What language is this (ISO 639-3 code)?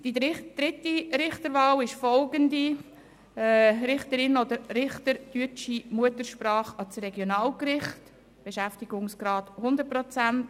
gsw